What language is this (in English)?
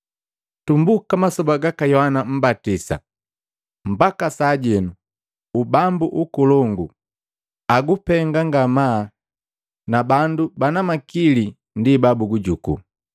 Matengo